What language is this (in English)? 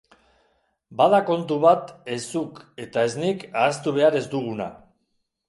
Basque